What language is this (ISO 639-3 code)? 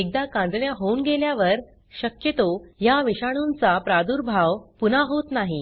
mar